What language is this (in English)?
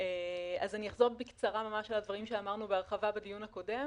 Hebrew